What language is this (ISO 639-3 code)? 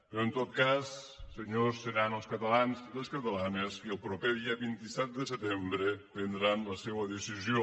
cat